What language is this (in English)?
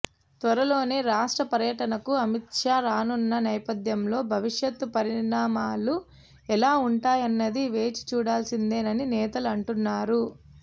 Telugu